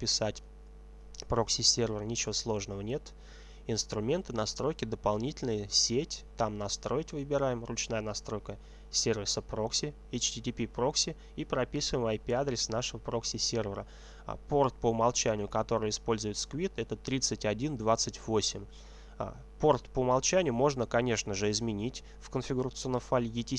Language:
Russian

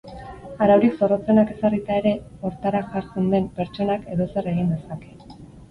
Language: Basque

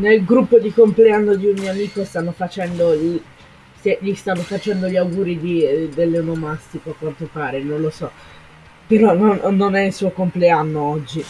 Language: Italian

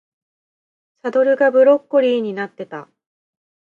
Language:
Japanese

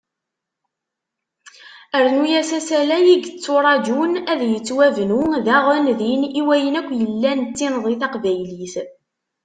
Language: Kabyle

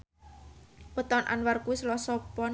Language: Javanese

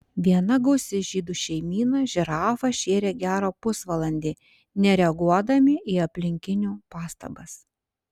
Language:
Lithuanian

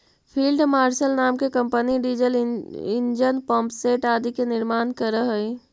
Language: Magahi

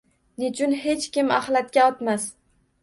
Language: Uzbek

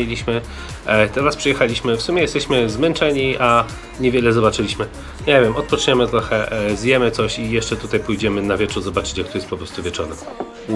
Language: Polish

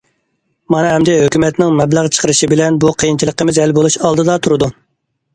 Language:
Uyghur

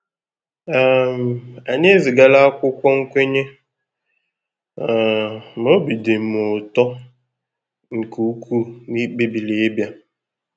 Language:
Igbo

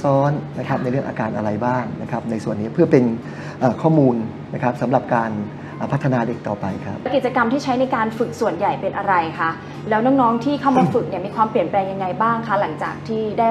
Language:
Thai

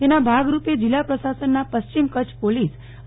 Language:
Gujarati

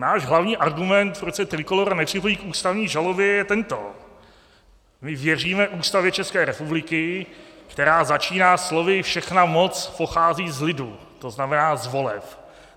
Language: Czech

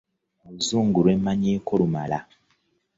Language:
Ganda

